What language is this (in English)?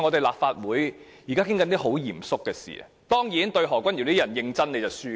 Cantonese